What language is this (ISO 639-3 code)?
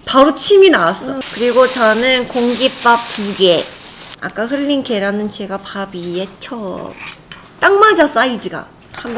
kor